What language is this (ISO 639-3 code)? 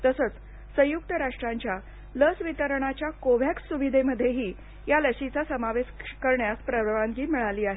mar